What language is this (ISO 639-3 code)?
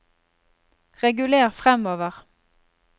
nor